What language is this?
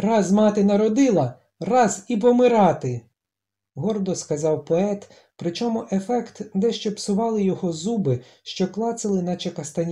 Ukrainian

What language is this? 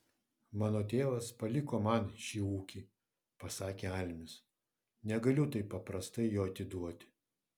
Lithuanian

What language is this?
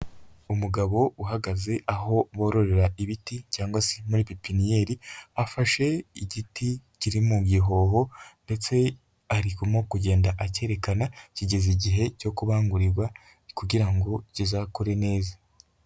Kinyarwanda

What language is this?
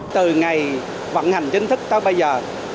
Vietnamese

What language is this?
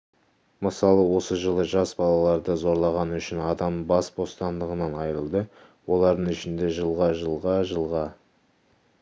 Kazakh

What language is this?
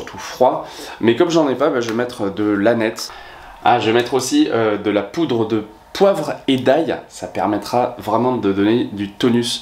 French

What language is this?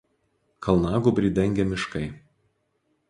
Lithuanian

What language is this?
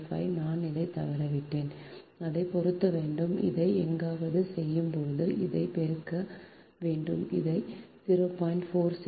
Tamil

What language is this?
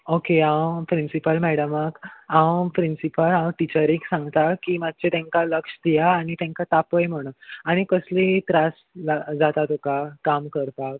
Konkani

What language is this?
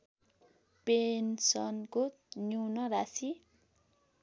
Nepali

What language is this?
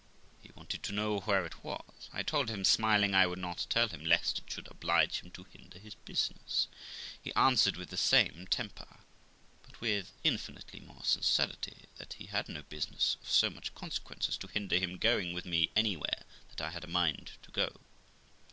English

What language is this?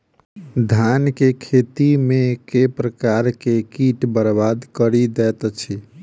Maithili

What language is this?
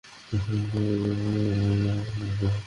Bangla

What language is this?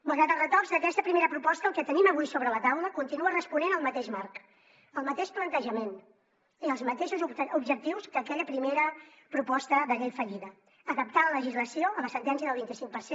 Catalan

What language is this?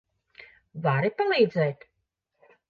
Latvian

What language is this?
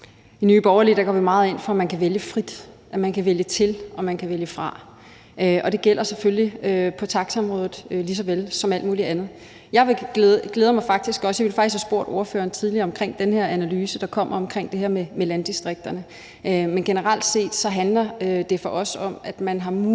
Danish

